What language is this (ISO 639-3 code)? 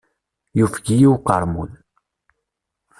kab